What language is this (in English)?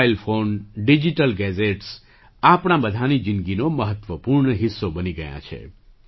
Gujarati